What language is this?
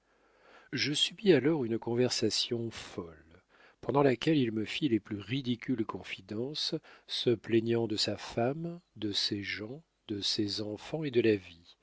French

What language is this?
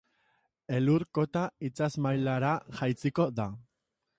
Basque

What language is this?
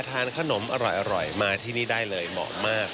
Thai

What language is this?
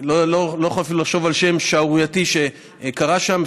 Hebrew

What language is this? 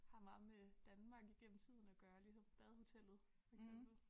Danish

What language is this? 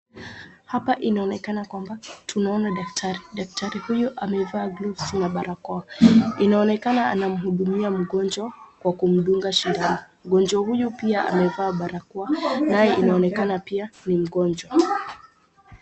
Swahili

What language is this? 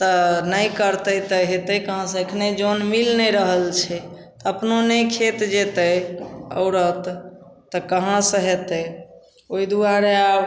Maithili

